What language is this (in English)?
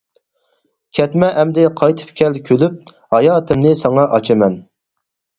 Uyghur